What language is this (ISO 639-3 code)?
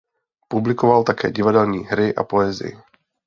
ces